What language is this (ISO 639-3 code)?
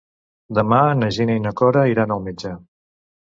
cat